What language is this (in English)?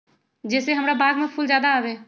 Magahi